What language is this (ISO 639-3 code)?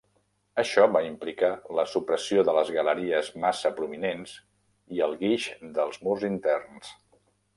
cat